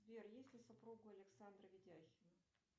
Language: Russian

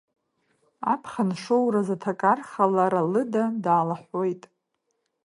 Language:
Abkhazian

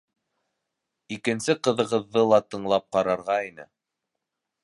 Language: Bashkir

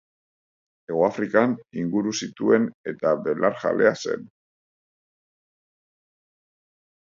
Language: Basque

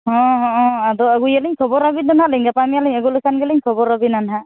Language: Santali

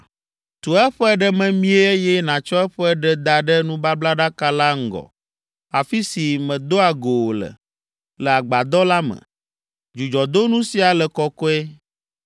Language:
Ewe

